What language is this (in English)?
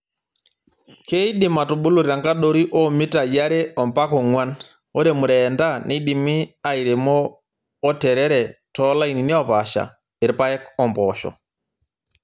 Masai